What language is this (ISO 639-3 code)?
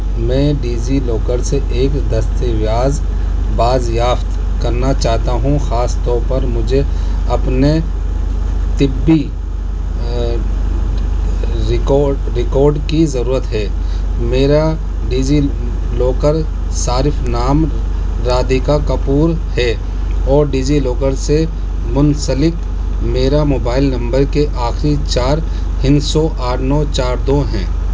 urd